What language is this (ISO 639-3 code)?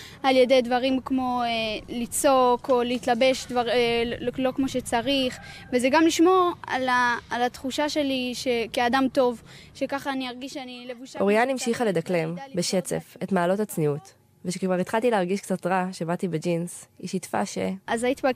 heb